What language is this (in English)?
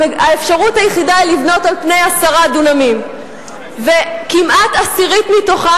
Hebrew